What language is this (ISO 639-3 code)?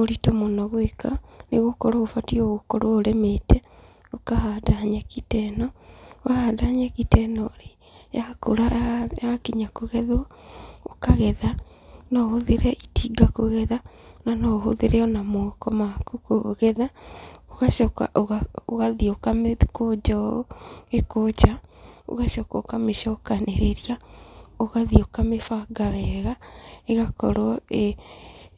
kik